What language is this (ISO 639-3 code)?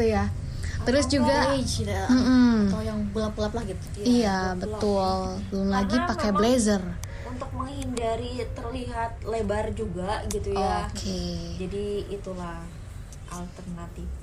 ind